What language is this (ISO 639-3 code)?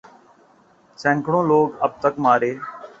urd